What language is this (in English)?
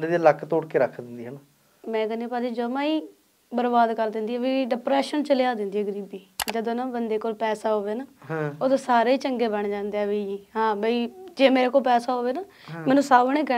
Punjabi